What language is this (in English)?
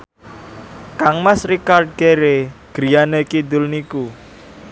Javanese